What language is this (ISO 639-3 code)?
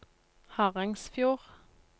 nor